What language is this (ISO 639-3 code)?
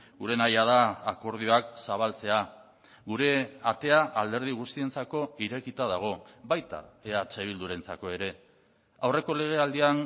eus